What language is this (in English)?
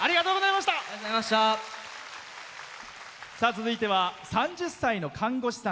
Japanese